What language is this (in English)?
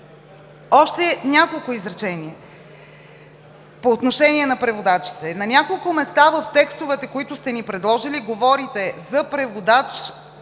Bulgarian